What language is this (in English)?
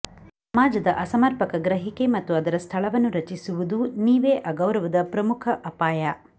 Kannada